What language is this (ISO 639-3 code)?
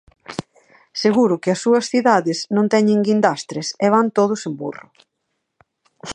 glg